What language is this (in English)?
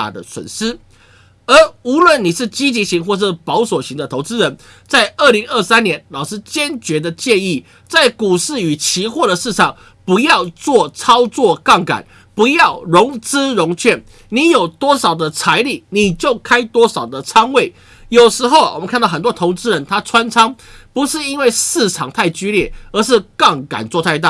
Chinese